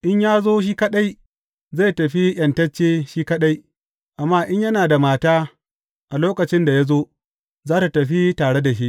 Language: Hausa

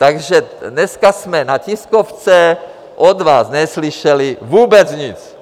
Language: Czech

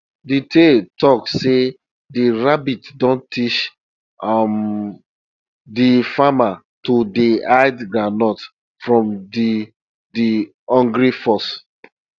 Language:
Nigerian Pidgin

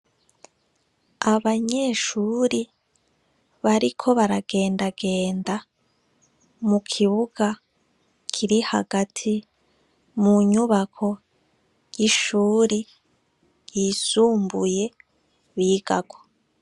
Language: Rundi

